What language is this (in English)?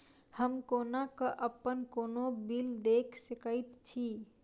Maithili